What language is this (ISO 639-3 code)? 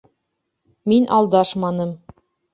bak